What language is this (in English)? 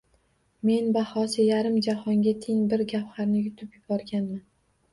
Uzbek